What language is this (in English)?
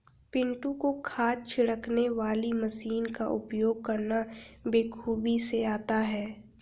Hindi